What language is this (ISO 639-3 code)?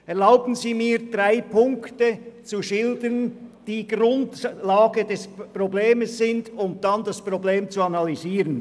gsw